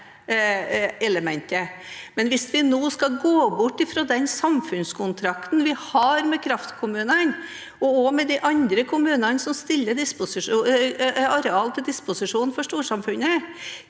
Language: Norwegian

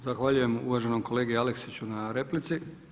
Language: Croatian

